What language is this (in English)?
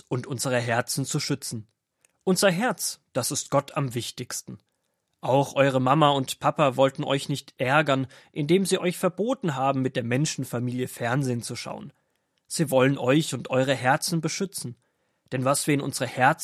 German